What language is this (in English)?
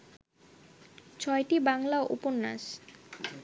Bangla